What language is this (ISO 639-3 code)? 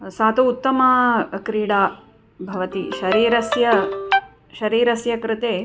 san